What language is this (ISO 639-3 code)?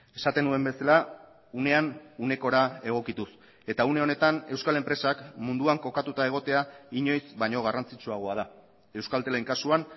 eus